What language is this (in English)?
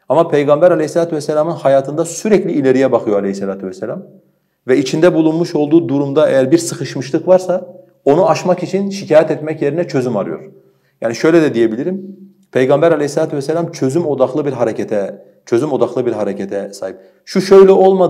Turkish